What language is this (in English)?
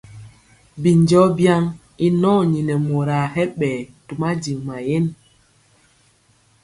Mpiemo